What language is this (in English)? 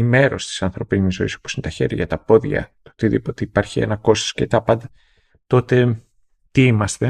Greek